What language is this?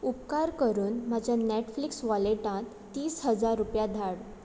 Konkani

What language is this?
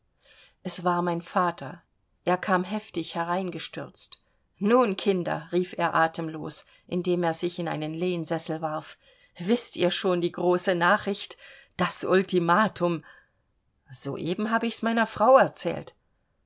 German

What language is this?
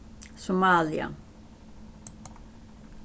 Faroese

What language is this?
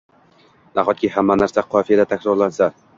Uzbek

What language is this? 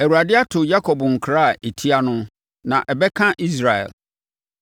Akan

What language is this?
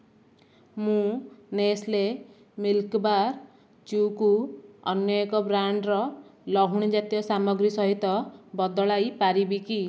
Odia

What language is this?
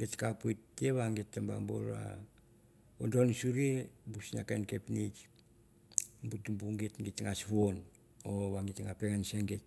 Mandara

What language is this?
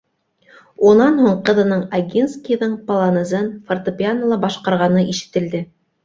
Bashkir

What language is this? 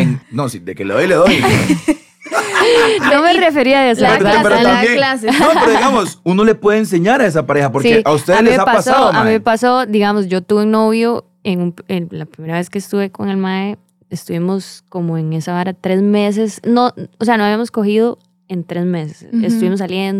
Spanish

